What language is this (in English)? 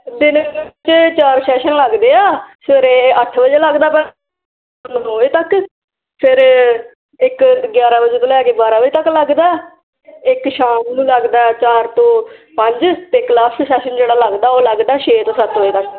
Punjabi